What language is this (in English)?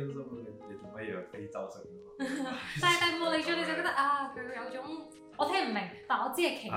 Chinese